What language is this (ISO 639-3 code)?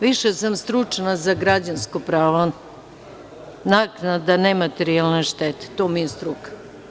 srp